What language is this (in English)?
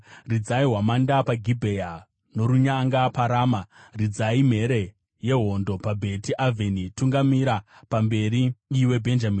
Shona